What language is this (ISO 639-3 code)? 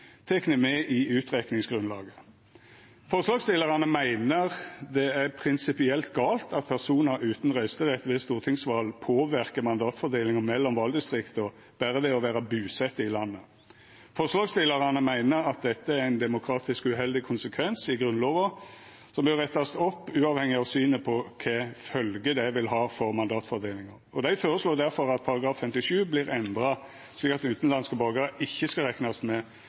nno